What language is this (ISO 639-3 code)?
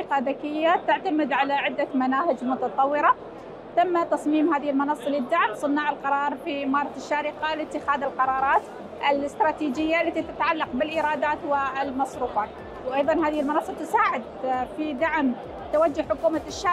ara